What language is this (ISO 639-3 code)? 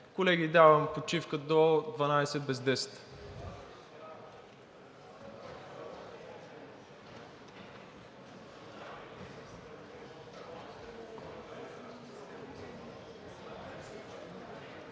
bul